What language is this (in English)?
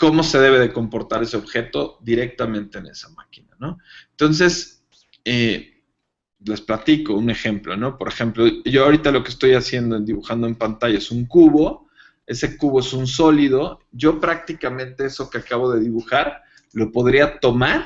Spanish